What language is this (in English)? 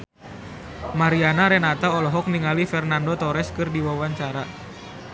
Sundanese